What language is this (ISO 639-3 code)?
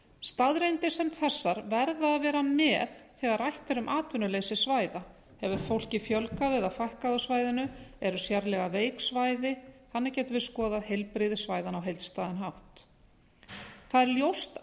isl